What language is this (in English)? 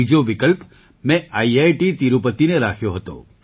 Gujarati